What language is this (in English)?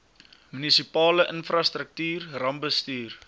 Afrikaans